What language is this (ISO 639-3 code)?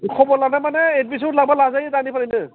brx